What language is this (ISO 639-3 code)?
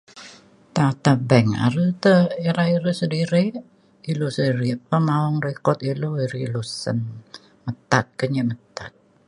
xkl